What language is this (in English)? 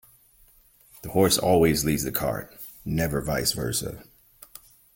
English